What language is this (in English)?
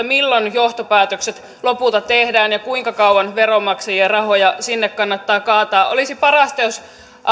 Finnish